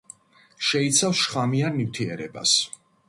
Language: Georgian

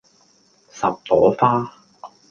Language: Cantonese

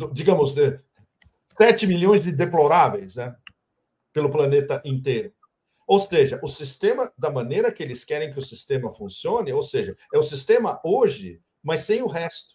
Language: Portuguese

